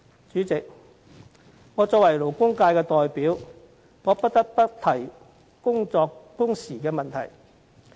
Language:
Cantonese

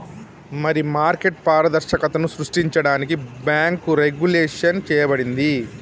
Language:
Telugu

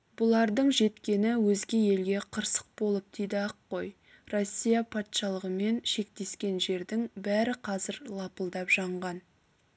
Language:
Kazakh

